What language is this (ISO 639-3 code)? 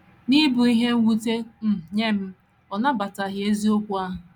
ibo